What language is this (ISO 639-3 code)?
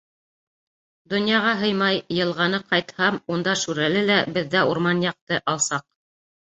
bak